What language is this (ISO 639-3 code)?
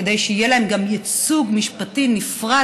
heb